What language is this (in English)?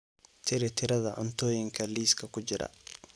Somali